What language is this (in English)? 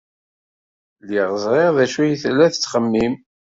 Kabyle